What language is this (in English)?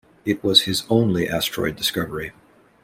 English